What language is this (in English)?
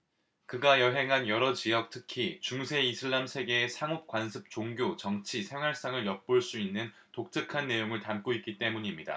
Korean